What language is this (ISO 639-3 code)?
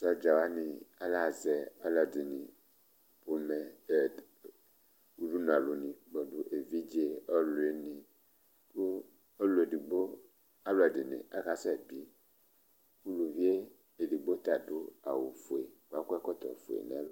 kpo